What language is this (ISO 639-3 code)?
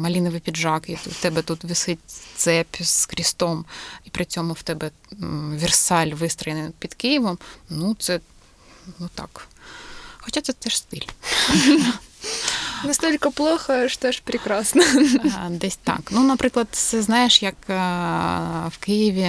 ukr